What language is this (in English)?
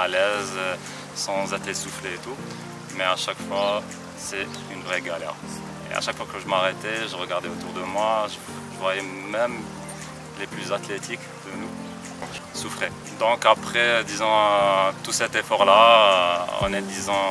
French